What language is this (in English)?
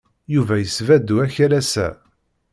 Kabyle